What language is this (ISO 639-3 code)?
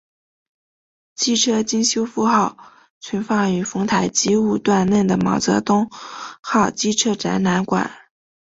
zho